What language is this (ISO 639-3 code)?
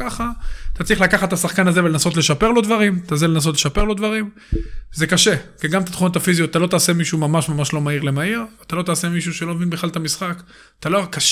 heb